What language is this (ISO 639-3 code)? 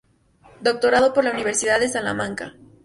spa